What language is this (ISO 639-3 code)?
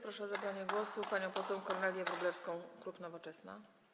pol